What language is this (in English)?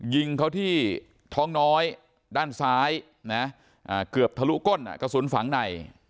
Thai